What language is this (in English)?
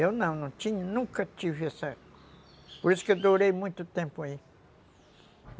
Portuguese